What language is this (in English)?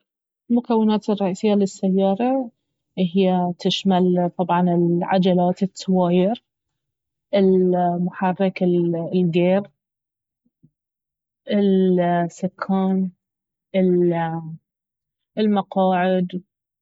Baharna Arabic